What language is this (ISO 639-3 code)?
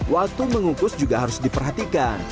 ind